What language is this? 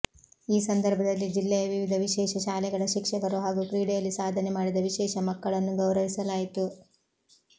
Kannada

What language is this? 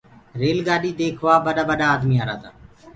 Gurgula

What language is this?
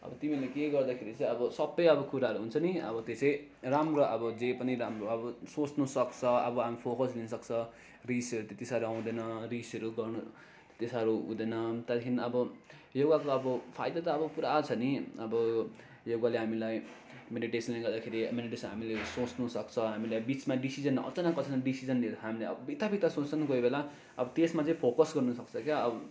Nepali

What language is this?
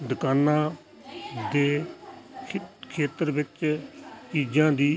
Punjabi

